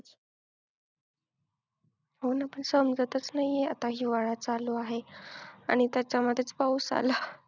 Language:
Marathi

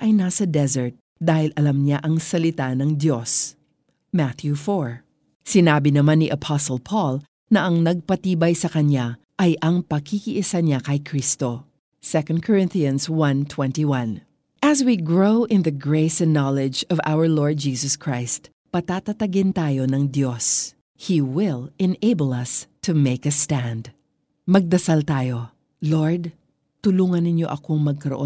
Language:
Filipino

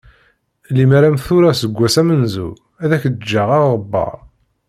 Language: Kabyle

